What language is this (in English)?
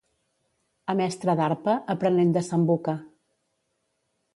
Catalan